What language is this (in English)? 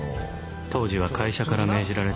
Japanese